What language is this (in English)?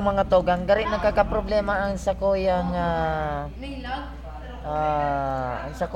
Filipino